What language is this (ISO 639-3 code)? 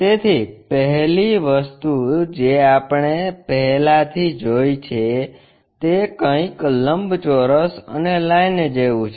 guj